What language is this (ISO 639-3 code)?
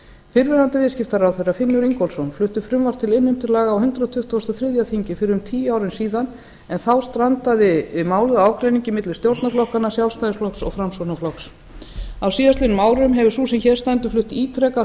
isl